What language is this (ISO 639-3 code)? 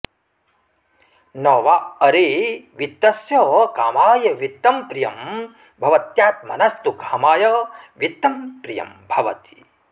san